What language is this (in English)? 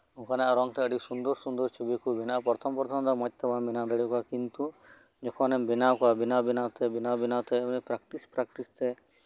Santali